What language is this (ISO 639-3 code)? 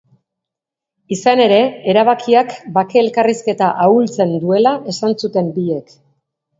eus